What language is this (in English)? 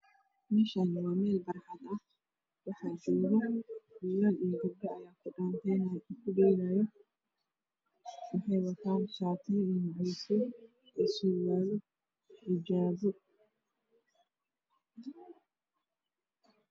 Somali